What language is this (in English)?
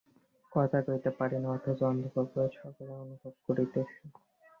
Bangla